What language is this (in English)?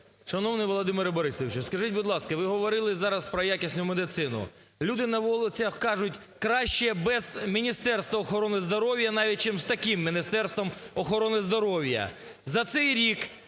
Ukrainian